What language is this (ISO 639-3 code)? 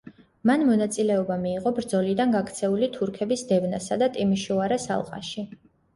kat